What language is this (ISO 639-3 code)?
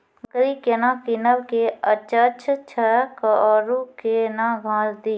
mai